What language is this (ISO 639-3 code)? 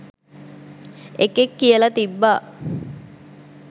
sin